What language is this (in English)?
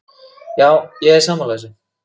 Icelandic